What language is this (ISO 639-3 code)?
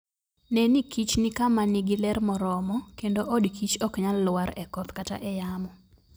luo